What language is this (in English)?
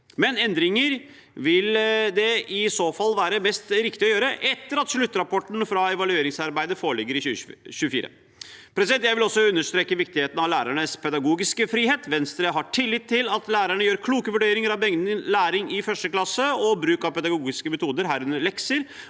Norwegian